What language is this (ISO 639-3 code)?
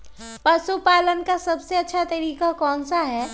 mag